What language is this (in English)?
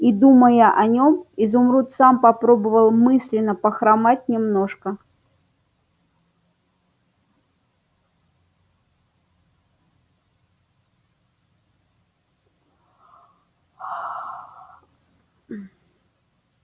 Russian